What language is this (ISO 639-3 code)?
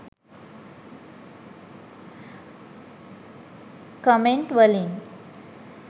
sin